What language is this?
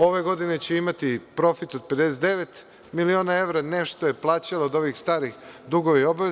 Serbian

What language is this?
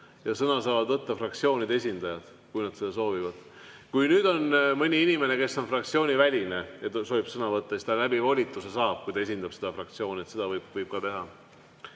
Estonian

